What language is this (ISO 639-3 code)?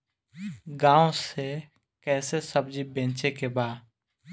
bho